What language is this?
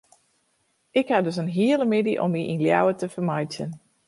Western Frisian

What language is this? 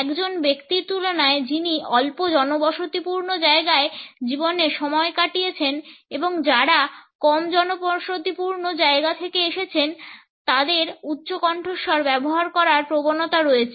Bangla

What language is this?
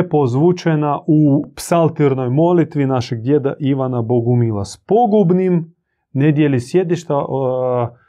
Croatian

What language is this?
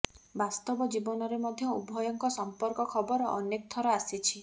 Odia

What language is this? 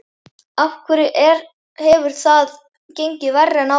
Icelandic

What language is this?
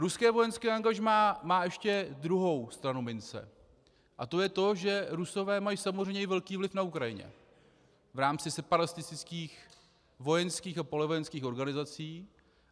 Czech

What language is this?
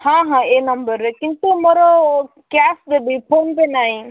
Odia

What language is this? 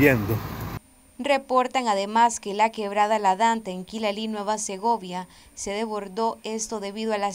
Spanish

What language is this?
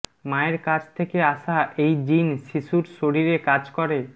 Bangla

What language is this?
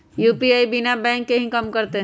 Magahi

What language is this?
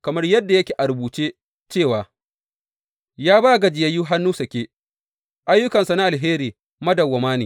Hausa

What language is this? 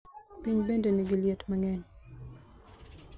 Luo (Kenya and Tanzania)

